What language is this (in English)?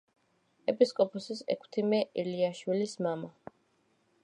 Georgian